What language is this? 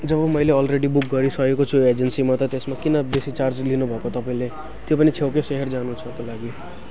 Nepali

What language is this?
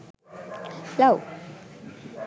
Sinhala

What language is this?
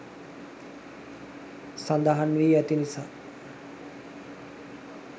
Sinhala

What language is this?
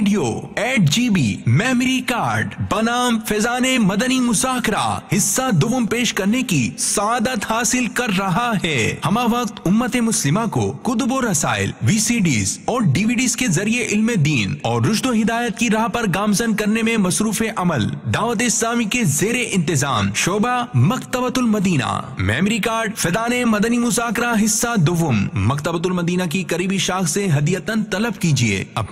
Hindi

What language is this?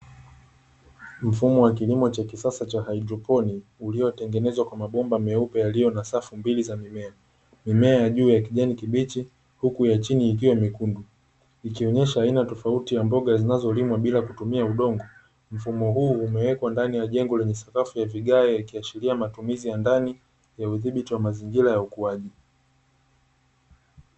Swahili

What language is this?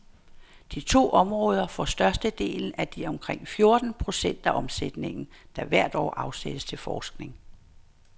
Danish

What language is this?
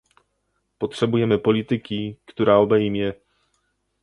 Polish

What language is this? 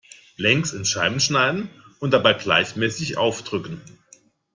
German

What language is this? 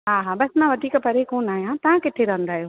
Sindhi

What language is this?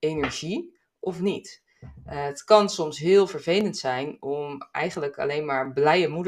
Dutch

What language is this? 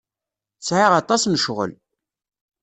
Kabyle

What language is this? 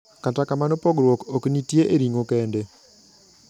Luo (Kenya and Tanzania)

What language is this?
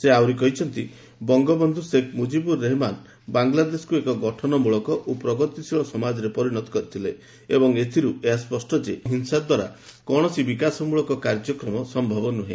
Odia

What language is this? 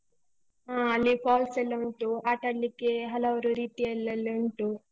Kannada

